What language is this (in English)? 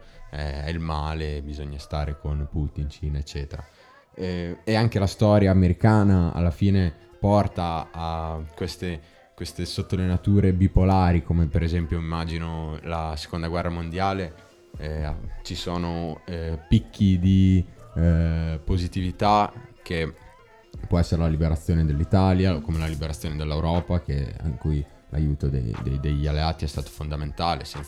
Italian